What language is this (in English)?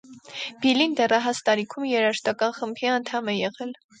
Armenian